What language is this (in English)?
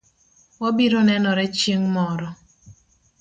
Luo (Kenya and Tanzania)